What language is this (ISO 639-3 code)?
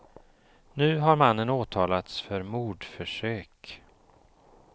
swe